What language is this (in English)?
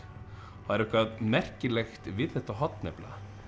Icelandic